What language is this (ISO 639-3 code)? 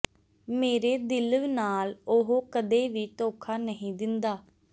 pan